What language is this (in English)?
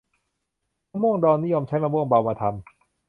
Thai